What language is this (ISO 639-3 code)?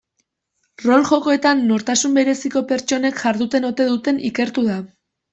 eus